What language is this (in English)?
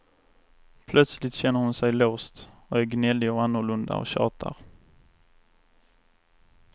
Swedish